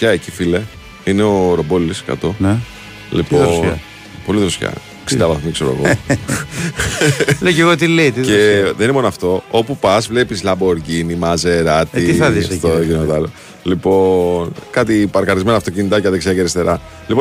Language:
Greek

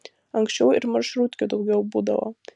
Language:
Lithuanian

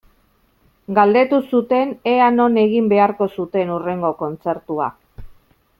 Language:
Basque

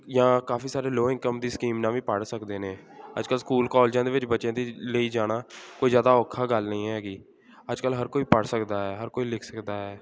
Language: Punjabi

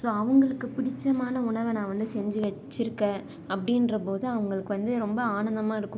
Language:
Tamil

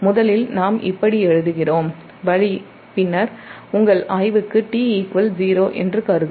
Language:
Tamil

